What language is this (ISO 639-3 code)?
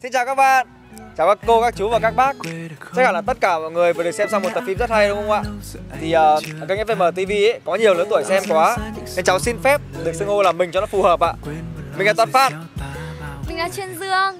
vie